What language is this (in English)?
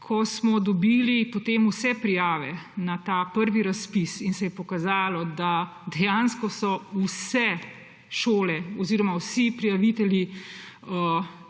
Slovenian